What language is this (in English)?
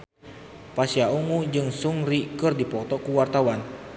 Sundanese